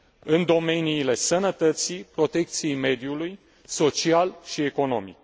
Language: Romanian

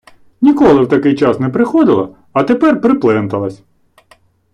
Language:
Ukrainian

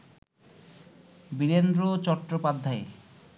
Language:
Bangla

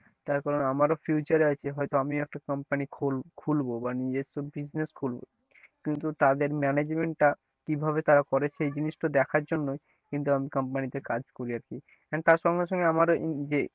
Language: Bangla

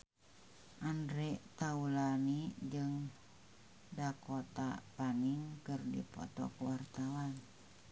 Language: Sundanese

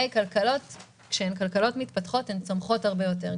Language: Hebrew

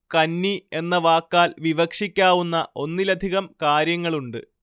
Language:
Malayalam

